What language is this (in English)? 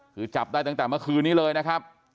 Thai